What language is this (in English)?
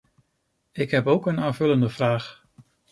Dutch